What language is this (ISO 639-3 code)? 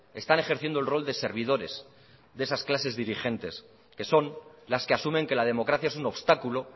spa